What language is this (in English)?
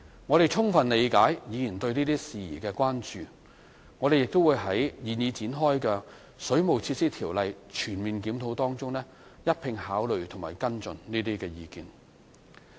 Cantonese